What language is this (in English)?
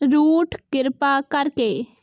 Punjabi